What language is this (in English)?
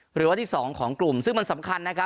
Thai